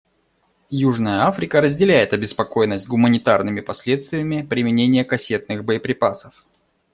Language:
Russian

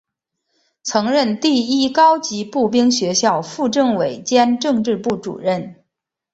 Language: Chinese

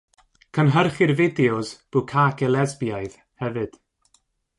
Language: Welsh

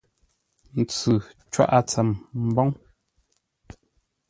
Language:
Ngombale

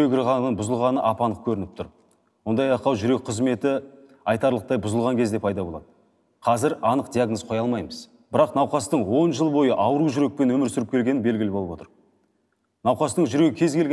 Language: Turkish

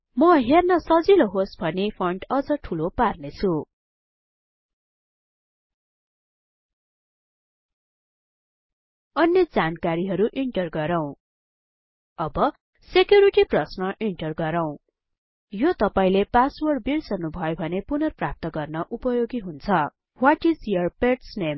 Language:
Nepali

